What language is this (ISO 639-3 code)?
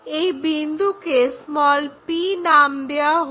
ben